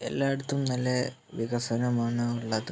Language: Malayalam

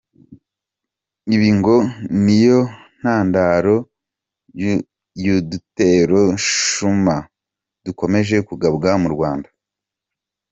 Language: Kinyarwanda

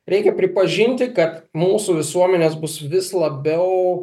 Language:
Lithuanian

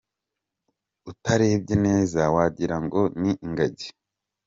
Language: Kinyarwanda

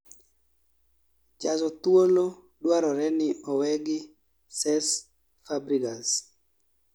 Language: Luo (Kenya and Tanzania)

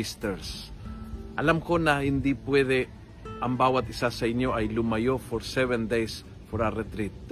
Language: Filipino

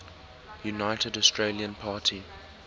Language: English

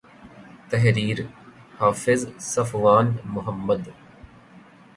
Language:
Urdu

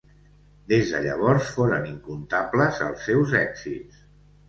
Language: Catalan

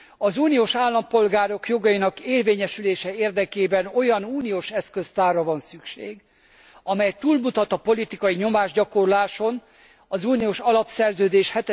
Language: Hungarian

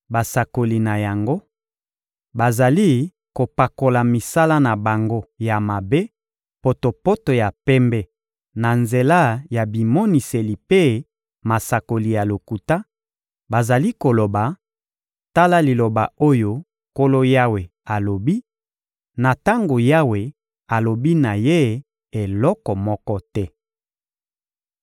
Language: Lingala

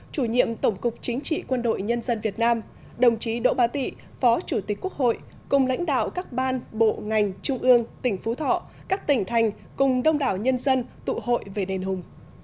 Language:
Vietnamese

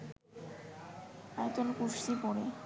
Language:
Bangla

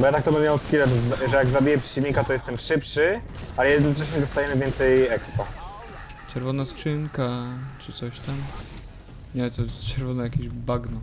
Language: Polish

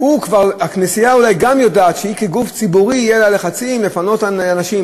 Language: Hebrew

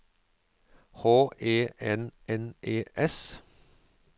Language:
Norwegian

